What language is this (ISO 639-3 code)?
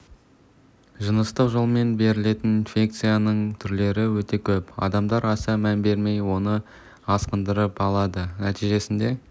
kaz